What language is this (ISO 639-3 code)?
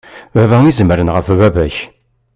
kab